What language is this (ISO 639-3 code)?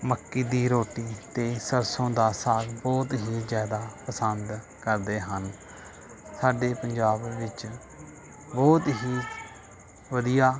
pan